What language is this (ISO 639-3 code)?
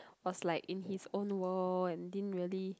eng